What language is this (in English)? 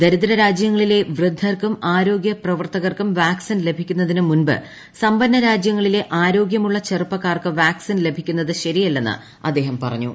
Malayalam